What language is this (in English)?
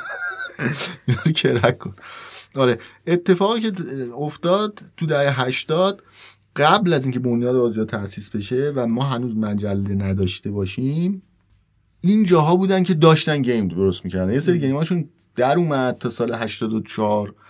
Persian